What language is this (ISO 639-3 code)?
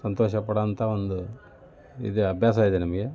kan